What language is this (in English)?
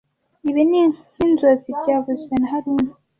Kinyarwanda